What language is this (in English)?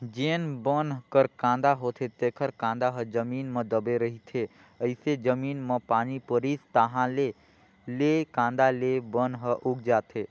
Chhattisgarhi